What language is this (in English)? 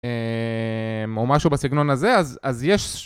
Hebrew